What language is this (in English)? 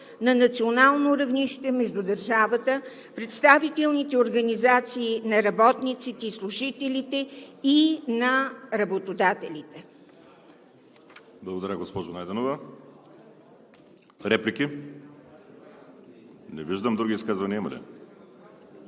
Bulgarian